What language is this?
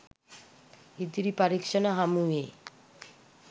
Sinhala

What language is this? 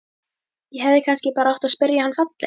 Icelandic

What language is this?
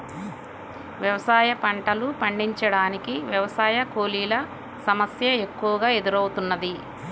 Telugu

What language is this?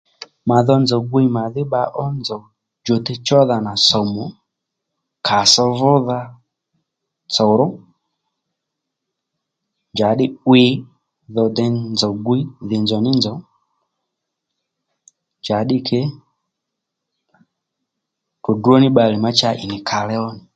Lendu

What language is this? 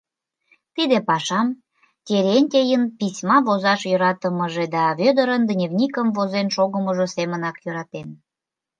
Mari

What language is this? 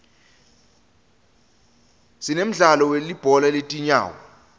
Swati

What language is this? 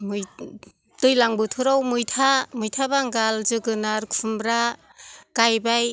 Bodo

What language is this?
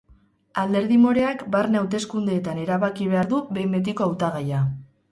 Basque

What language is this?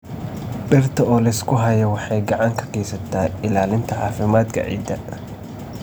Somali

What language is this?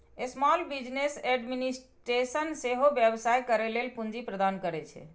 Maithili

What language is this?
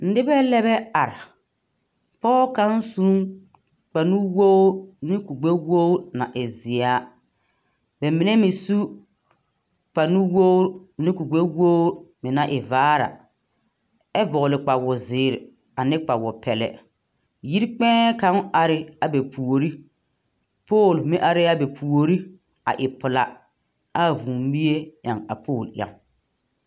Southern Dagaare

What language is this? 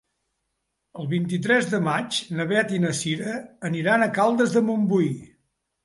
Catalan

